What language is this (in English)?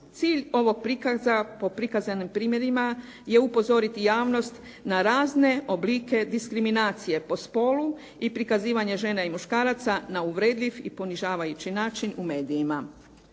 Croatian